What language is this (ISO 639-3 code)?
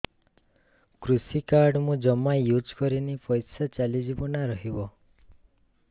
ori